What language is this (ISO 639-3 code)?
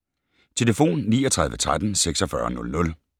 dan